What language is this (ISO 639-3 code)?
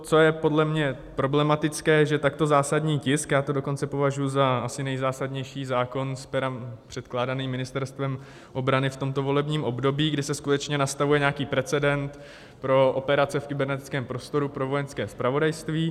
ces